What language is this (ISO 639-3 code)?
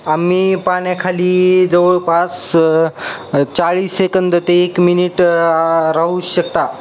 mar